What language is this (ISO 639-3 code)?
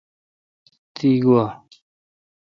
xka